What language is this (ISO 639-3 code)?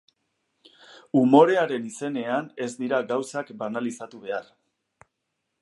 eus